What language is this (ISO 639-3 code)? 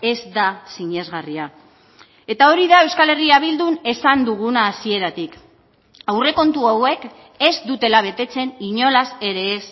eus